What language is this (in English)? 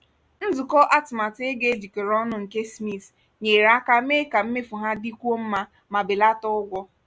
Igbo